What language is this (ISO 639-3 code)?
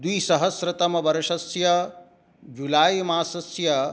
san